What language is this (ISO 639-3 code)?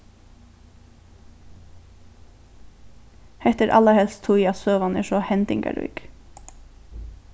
fao